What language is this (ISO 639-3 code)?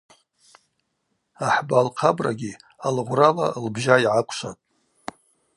abq